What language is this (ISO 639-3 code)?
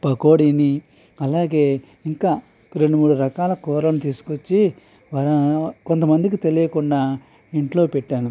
tel